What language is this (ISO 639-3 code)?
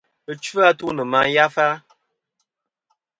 bkm